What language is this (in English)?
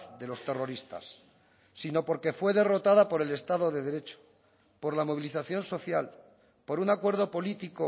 Spanish